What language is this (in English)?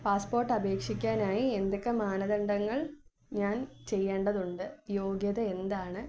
Malayalam